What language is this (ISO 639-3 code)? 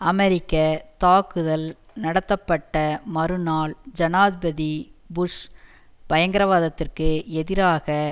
tam